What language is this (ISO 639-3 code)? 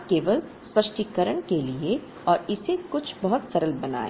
hin